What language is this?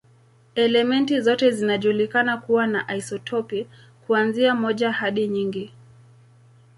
Swahili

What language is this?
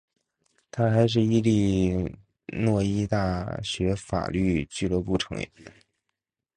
Chinese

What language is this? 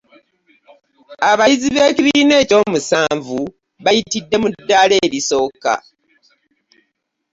Ganda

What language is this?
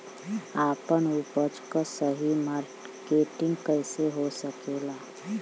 Bhojpuri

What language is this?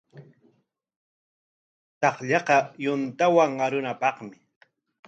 Corongo Ancash Quechua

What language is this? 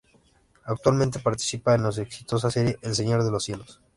Spanish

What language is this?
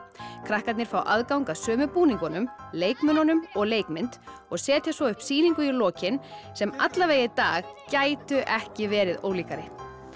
Icelandic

